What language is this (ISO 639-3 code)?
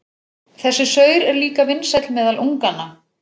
isl